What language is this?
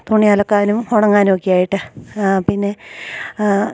Malayalam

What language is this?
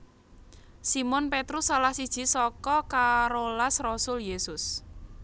Javanese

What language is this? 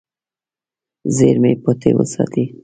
Pashto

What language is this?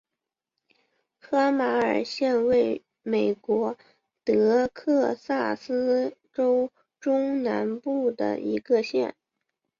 Chinese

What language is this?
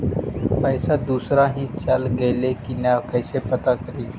Magahi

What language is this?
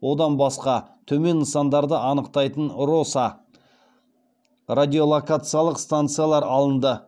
Kazakh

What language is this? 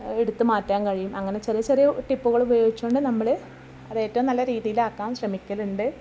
Malayalam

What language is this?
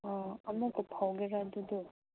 Manipuri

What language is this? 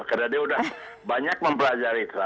Indonesian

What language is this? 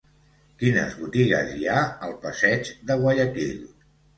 Catalan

